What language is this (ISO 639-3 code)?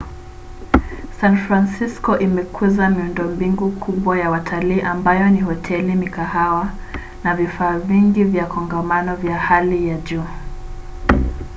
swa